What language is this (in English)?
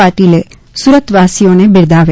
Gujarati